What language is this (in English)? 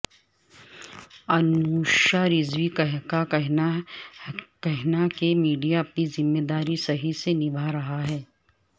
Urdu